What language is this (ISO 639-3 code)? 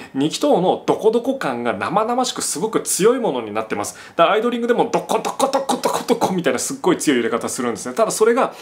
jpn